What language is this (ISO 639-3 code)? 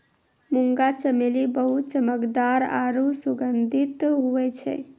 mai